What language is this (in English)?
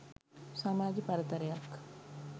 Sinhala